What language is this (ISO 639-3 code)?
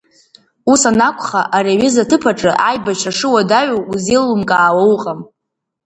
abk